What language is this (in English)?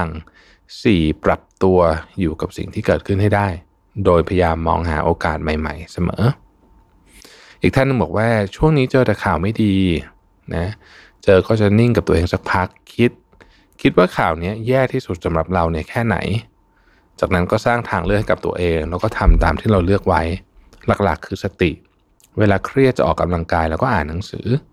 Thai